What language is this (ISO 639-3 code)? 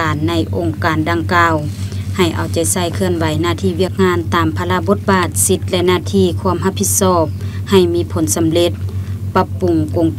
tha